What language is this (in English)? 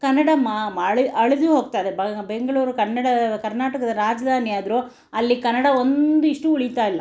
Kannada